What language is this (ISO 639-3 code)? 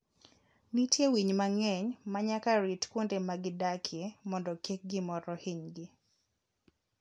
luo